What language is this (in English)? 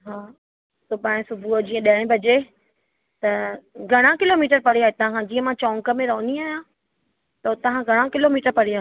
Sindhi